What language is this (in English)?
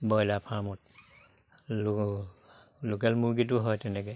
Assamese